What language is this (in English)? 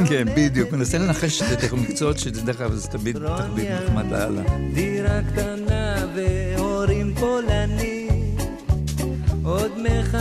Hebrew